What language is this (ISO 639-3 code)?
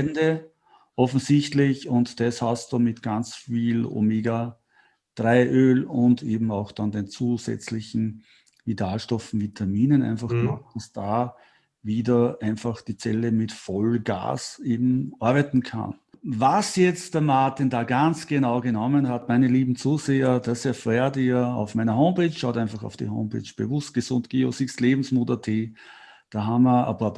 deu